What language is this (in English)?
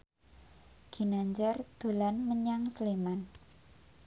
Javanese